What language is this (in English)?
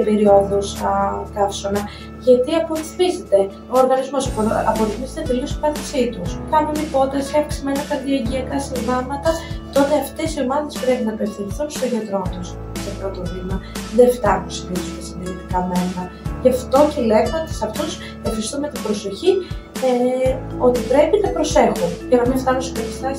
Greek